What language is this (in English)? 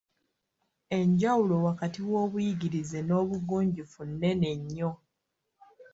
Ganda